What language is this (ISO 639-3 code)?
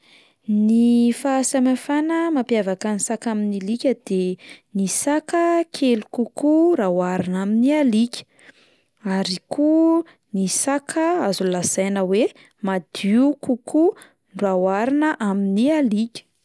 mlg